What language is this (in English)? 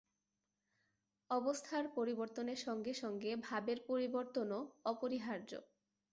Bangla